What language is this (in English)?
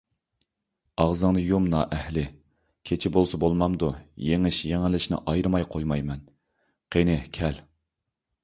Uyghur